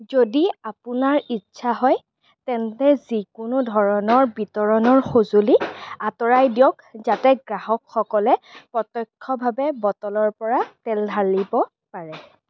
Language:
Assamese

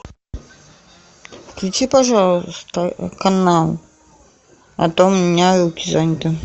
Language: Russian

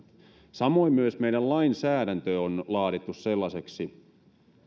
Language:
Finnish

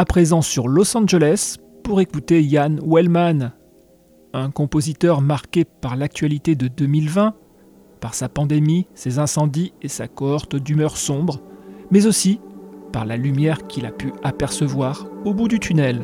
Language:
French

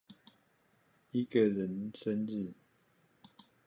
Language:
Chinese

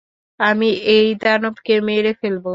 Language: Bangla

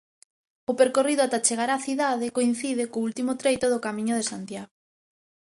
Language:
Galician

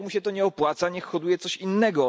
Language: Polish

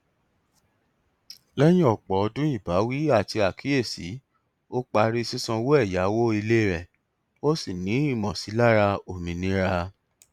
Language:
Yoruba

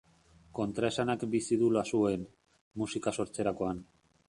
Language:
Basque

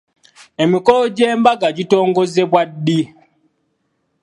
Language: Ganda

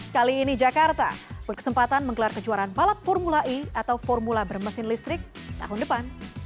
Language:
Indonesian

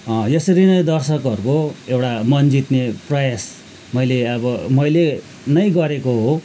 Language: Nepali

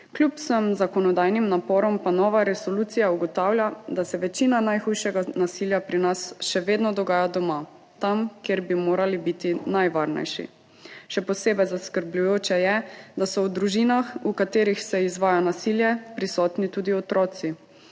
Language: Slovenian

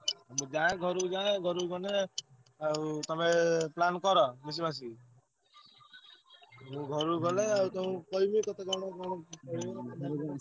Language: Odia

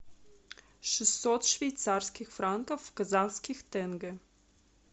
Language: Russian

